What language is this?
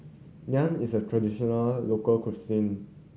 English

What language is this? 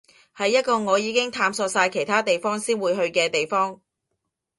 Cantonese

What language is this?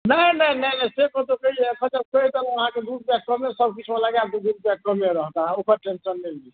Maithili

